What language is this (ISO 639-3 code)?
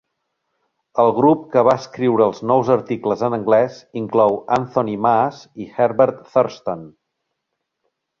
cat